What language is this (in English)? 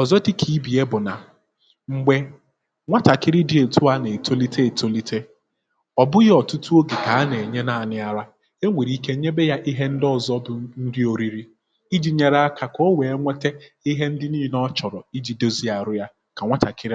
Igbo